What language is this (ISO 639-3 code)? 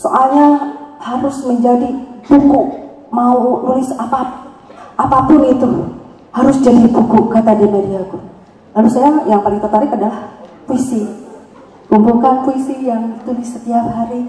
ind